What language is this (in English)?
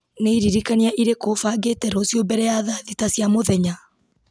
Kikuyu